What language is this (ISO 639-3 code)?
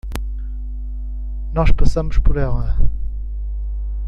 por